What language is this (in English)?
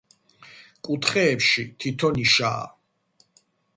Georgian